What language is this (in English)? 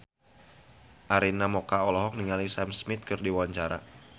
Sundanese